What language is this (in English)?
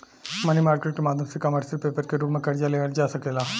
Bhojpuri